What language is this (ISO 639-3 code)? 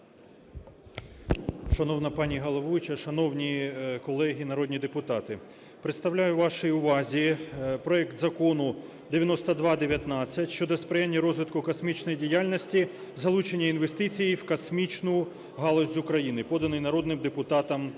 ukr